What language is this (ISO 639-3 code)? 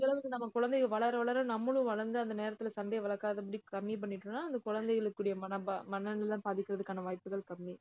tam